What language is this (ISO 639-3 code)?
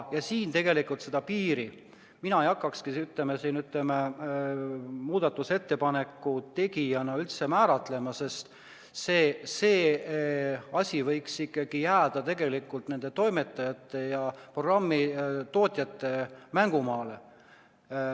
est